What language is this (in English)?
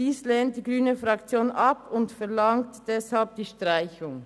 Swiss German